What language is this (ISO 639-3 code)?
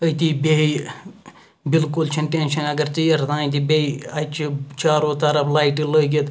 kas